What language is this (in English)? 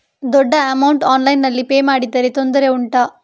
Kannada